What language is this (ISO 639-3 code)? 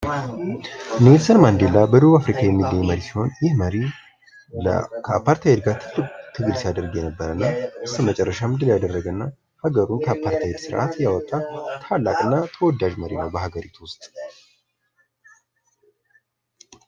amh